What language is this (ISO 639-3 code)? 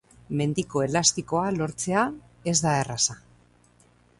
eus